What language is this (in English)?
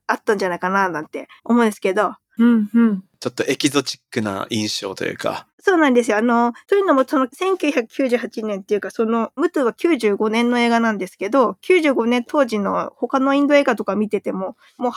Japanese